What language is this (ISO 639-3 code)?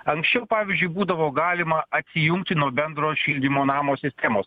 lit